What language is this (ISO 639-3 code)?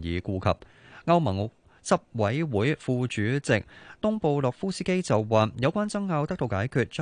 zho